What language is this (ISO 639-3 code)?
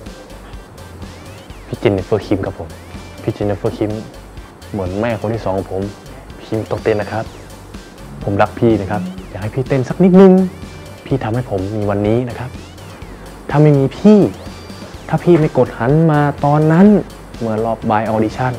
tha